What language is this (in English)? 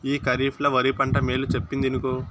Telugu